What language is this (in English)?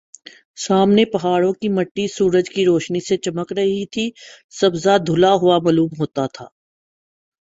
Urdu